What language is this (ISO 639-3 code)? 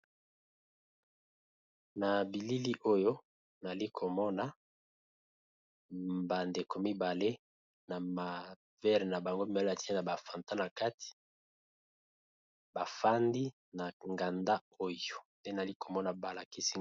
lin